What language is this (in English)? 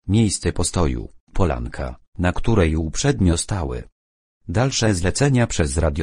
Polish